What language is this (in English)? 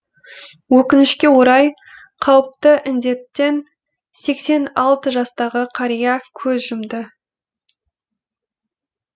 Kazakh